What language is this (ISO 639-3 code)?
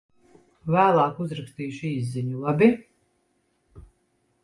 lav